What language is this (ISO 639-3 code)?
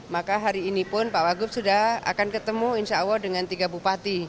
ind